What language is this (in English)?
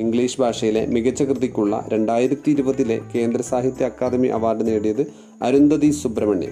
Malayalam